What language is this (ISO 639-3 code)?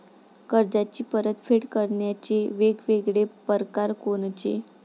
mar